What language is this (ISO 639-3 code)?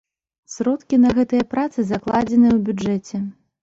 bel